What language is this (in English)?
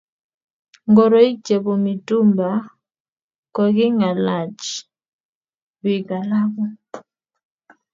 Kalenjin